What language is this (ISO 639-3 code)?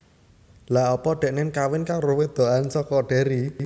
jav